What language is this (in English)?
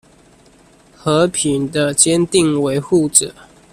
Chinese